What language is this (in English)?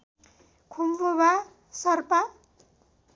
Nepali